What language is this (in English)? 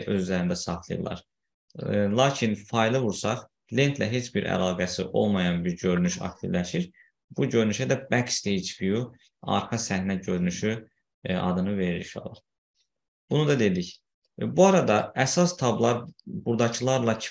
Turkish